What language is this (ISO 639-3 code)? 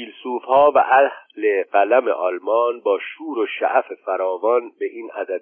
fas